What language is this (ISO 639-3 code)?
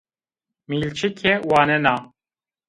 zza